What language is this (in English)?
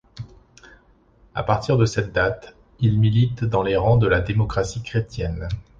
French